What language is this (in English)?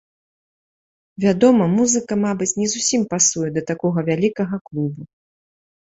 Belarusian